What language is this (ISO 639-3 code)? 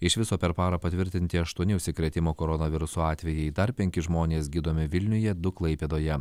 lit